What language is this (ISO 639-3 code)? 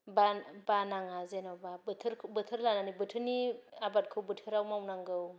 brx